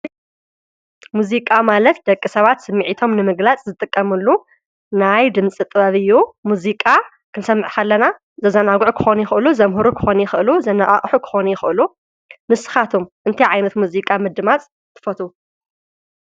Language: Tigrinya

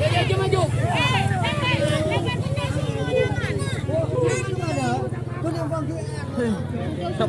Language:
Indonesian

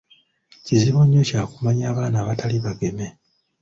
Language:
Ganda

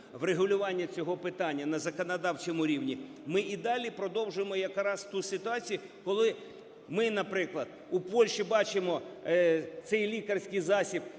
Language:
Ukrainian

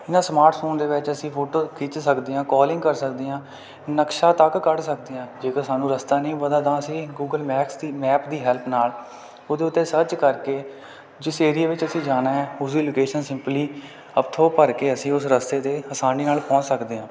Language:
Punjabi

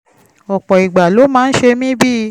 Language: Yoruba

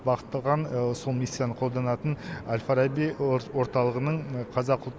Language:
Kazakh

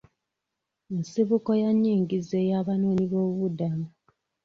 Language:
Ganda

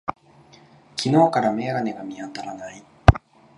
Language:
Japanese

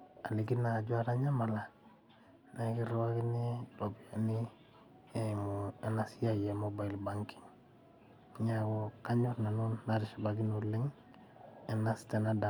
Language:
Masai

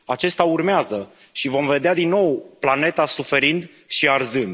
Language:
Romanian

